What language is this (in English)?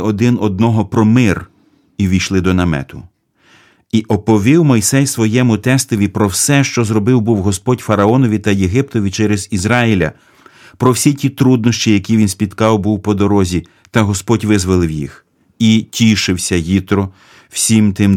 Ukrainian